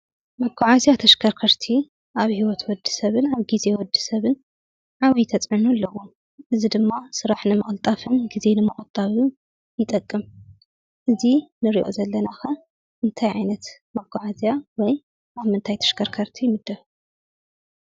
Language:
Tigrinya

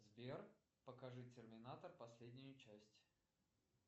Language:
Russian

